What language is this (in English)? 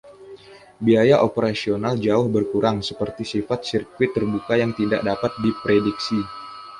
Indonesian